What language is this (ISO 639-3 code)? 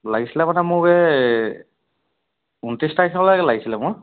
asm